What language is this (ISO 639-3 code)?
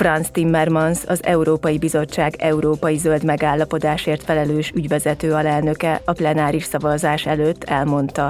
hun